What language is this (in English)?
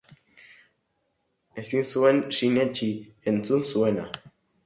Basque